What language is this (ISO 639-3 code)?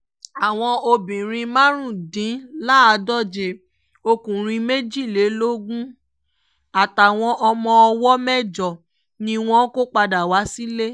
yor